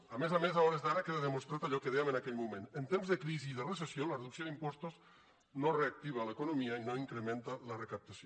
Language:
Catalan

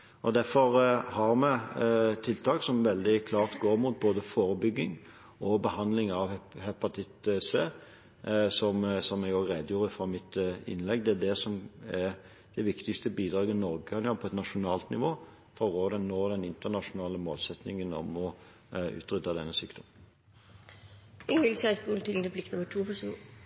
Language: Norwegian Bokmål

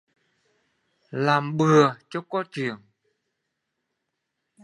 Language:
Vietnamese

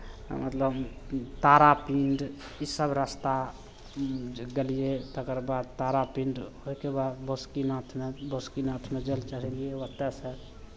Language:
Maithili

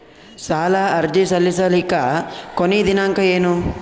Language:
Kannada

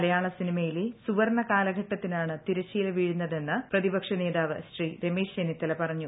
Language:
Malayalam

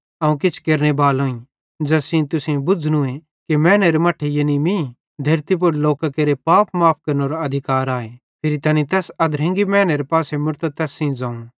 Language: Bhadrawahi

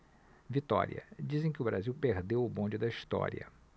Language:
Portuguese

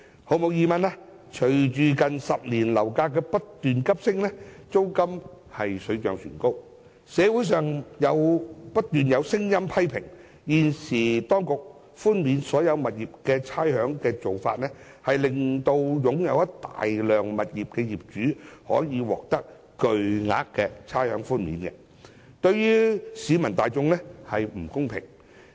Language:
Cantonese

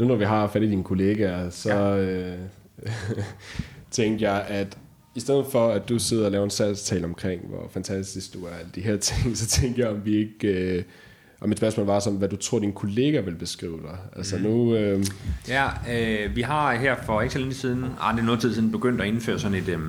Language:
Danish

